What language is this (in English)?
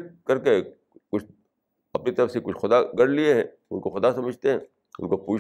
Urdu